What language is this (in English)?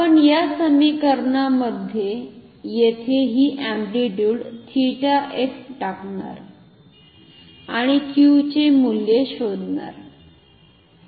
Marathi